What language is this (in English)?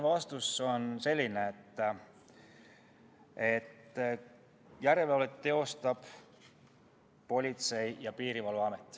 Estonian